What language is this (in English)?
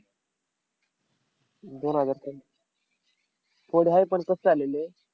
Marathi